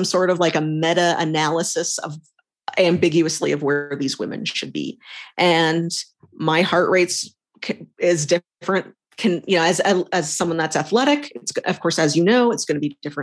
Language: English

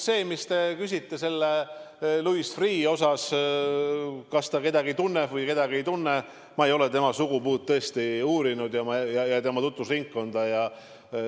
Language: Estonian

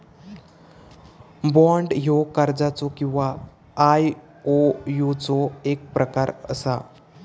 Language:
Marathi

